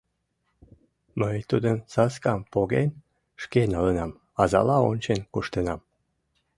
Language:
Mari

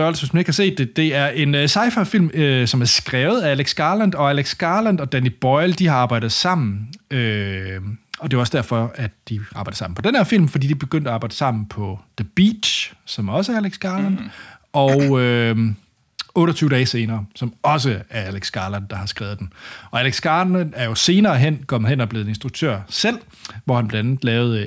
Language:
Danish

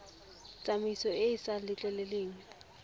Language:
Tswana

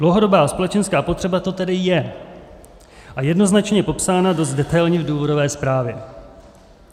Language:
Czech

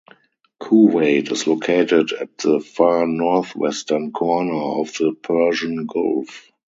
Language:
English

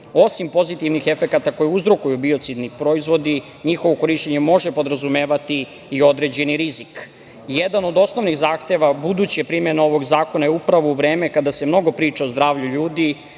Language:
Serbian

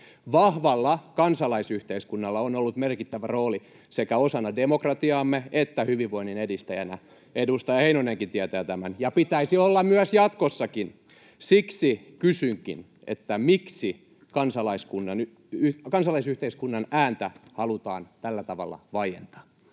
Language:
Finnish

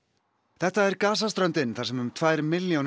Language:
Icelandic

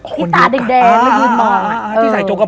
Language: Thai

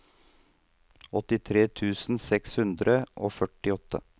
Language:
Norwegian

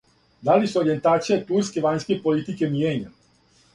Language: Serbian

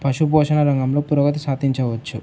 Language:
Telugu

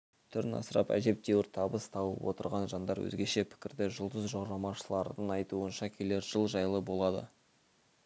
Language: Kazakh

